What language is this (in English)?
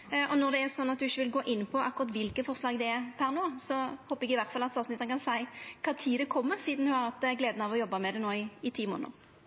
Norwegian Nynorsk